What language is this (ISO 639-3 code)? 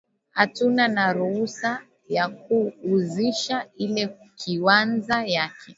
swa